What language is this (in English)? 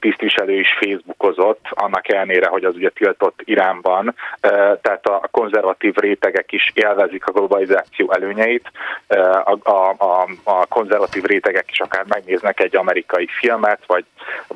Hungarian